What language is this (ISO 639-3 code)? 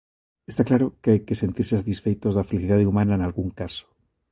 glg